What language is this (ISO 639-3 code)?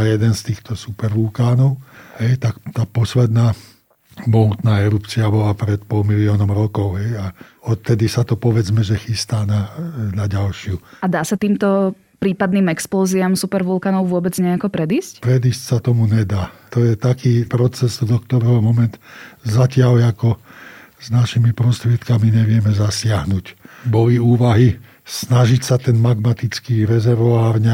slk